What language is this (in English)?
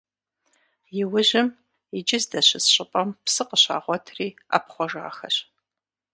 Kabardian